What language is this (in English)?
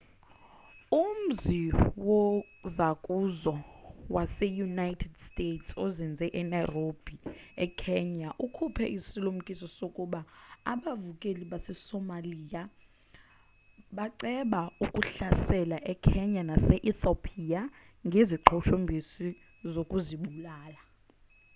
Xhosa